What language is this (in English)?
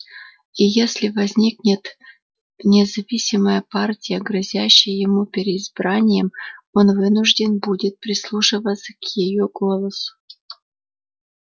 Russian